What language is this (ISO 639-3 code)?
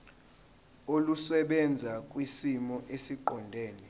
zul